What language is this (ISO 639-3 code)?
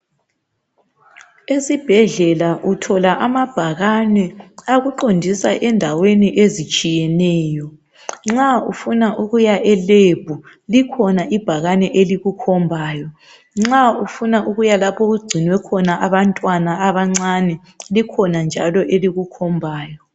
nde